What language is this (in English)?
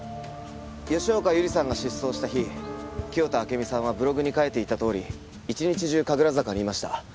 Japanese